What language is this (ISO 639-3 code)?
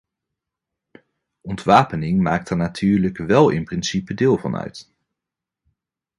nld